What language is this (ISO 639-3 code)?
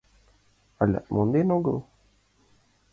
chm